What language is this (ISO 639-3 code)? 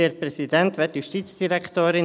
gsw